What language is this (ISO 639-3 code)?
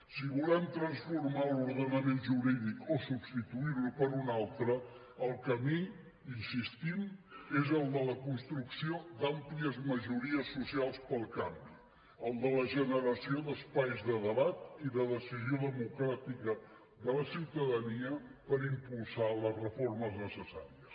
cat